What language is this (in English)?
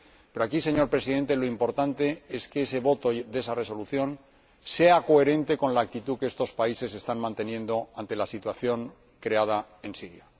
Spanish